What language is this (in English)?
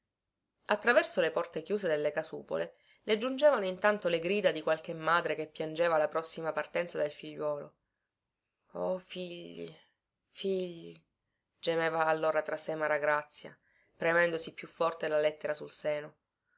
Italian